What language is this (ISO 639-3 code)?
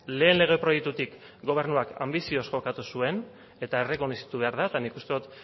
eus